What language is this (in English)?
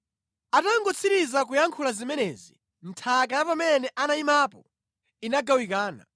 Nyanja